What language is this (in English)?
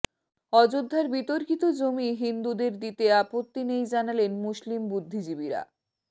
Bangla